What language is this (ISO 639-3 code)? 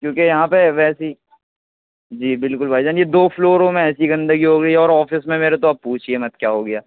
urd